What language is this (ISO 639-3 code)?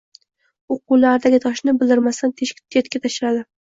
uzb